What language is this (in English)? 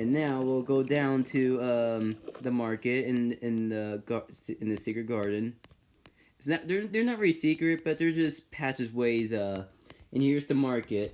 English